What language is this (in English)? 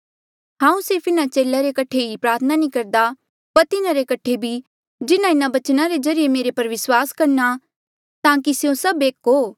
Mandeali